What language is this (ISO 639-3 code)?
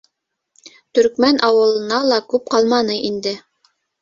bak